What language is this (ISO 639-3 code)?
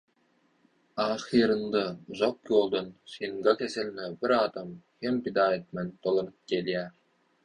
tuk